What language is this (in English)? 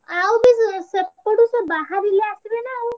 Odia